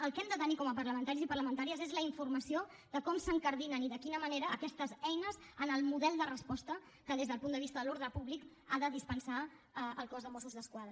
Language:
Catalan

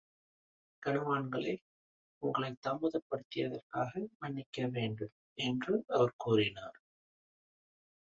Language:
Tamil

